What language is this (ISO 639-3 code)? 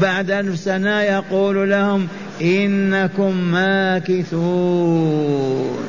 ara